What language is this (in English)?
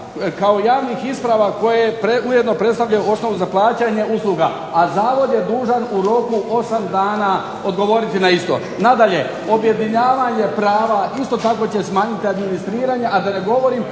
Croatian